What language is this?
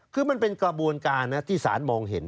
Thai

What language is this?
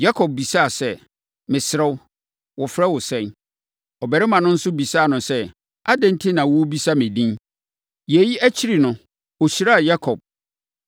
Akan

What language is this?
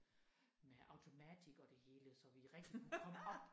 Danish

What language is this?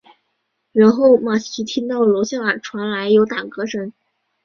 Chinese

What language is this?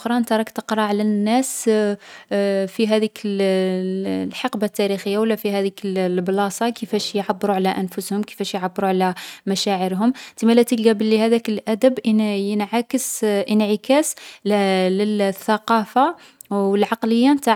Algerian Arabic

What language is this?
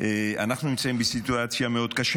Hebrew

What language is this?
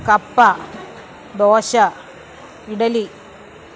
Malayalam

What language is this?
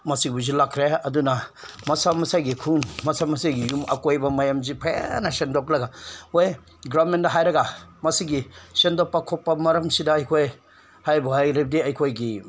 Manipuri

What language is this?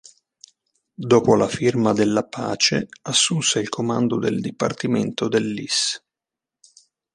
Italian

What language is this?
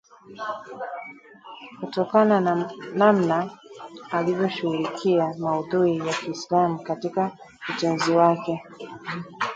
Swahili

